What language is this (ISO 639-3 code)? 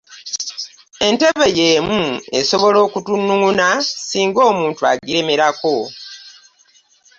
lug